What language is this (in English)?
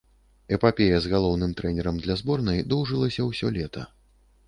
Belarusian